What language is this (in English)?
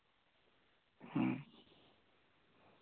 Santali